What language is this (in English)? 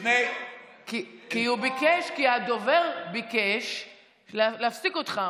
Hebrew